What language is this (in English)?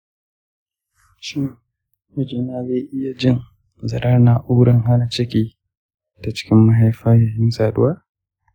Hausa